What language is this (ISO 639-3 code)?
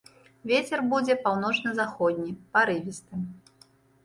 bel